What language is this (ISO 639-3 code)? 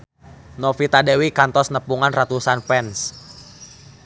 sun